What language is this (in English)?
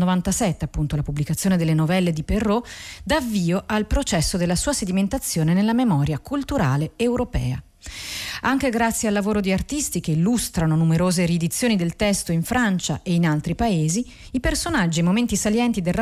Italian